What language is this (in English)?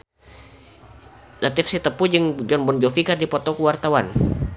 Sundanese